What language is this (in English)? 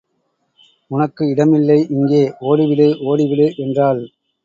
Tamil